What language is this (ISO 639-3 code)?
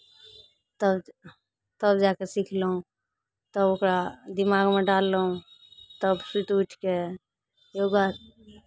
mai